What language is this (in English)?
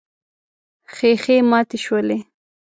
Pashto